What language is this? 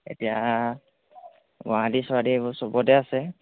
Assamese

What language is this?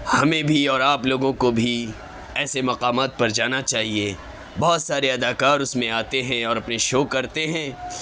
Urdu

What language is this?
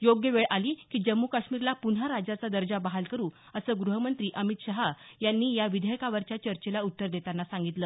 Marathi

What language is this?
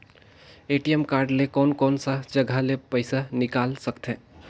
Chhattisgarhi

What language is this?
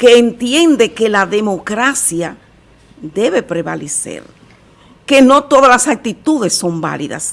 Spanish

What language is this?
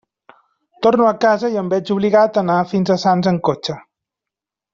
Catalan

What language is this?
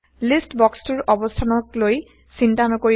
Assamese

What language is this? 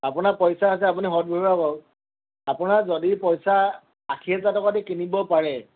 Assamese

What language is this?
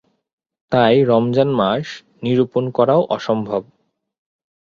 Bangla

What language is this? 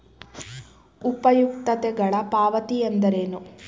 Kannada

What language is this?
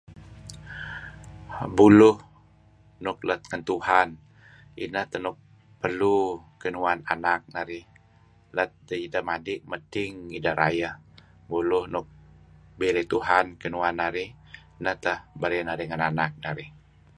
Kelabit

